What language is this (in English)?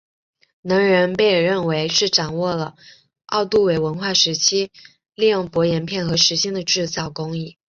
Chinese